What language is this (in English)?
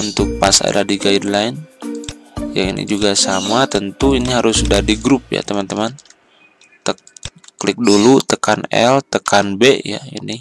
Indonesian